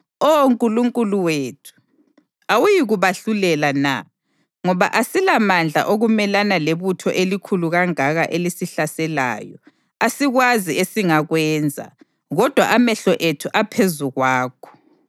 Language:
North Ndebele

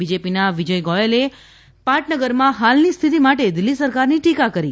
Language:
Gujarati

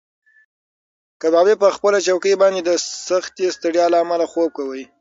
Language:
Pashto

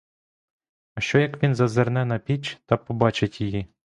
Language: Ukrainian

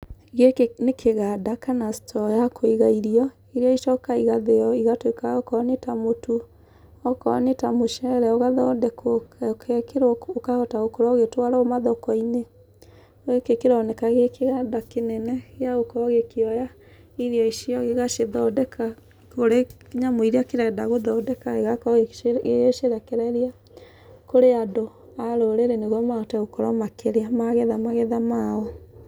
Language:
Kikuyu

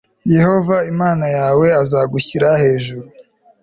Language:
Kinyarwanda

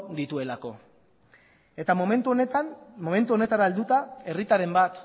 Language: Basque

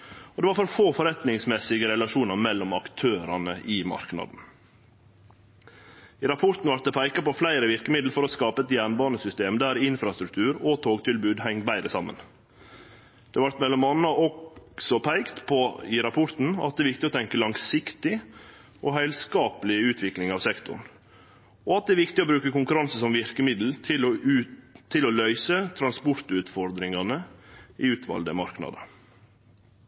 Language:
Norwegian Nynorsk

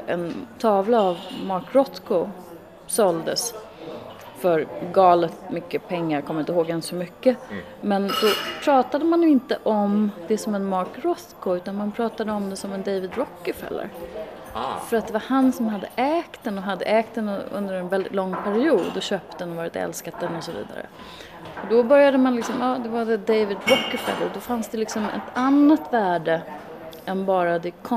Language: Swedish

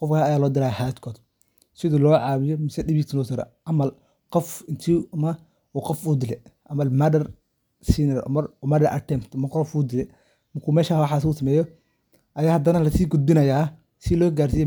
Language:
Somali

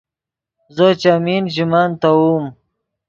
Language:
Yidgha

